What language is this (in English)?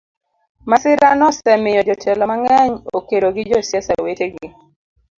Luo (Kenya and Tanzania)